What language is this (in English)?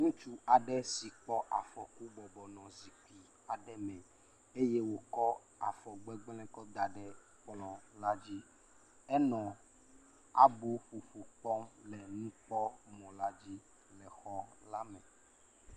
Ewe